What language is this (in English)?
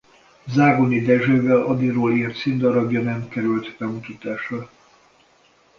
Hungarian